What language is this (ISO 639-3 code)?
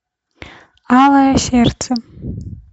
rus